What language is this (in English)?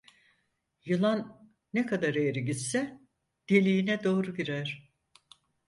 Turkish